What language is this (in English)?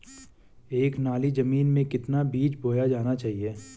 Hindi